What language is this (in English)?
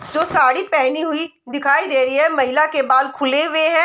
Hindi